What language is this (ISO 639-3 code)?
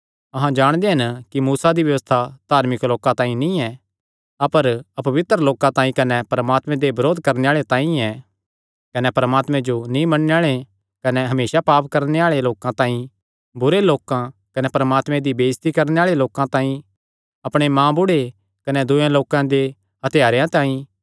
xnr